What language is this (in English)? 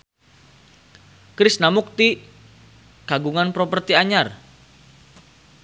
Sundanese